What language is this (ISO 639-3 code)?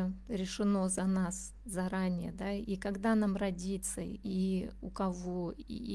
rus